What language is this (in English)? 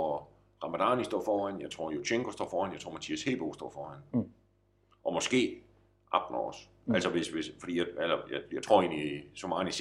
Danish